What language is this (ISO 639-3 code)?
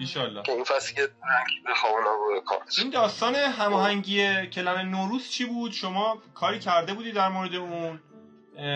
fas